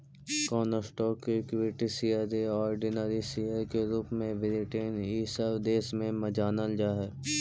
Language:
Magahi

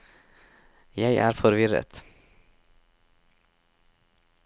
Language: Norwegian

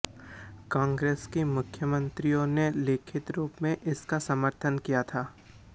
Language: Hindi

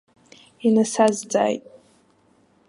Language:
Abkhazian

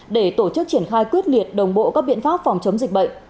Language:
Vietnamese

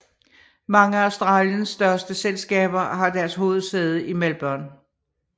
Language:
Danish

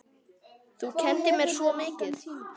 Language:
Icelandic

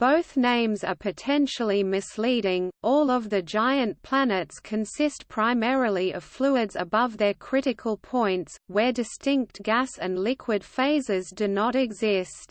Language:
English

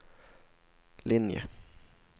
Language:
Swedish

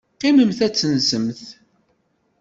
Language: Kabyle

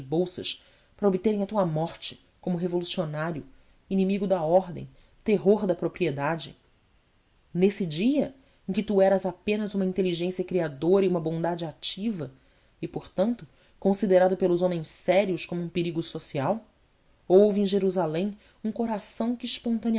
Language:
Portuguese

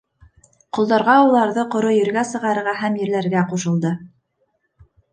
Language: Bashkir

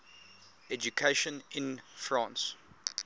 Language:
English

